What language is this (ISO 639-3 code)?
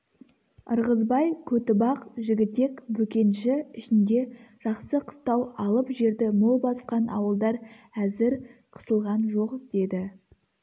kaz